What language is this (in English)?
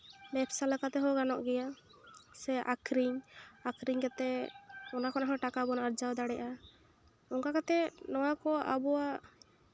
Santali